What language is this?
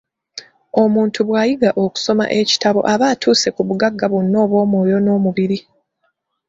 Ganda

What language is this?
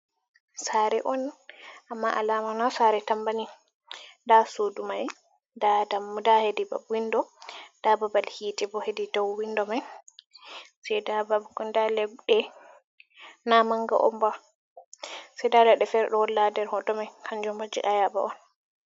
Fula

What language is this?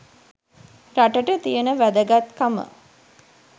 Sinhala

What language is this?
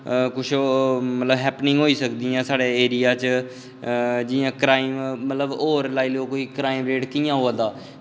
Dogri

